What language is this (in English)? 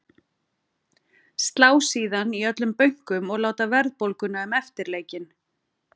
Icelandic